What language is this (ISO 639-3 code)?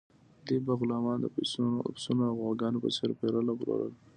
pus